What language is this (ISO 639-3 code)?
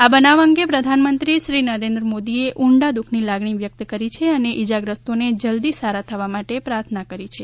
guj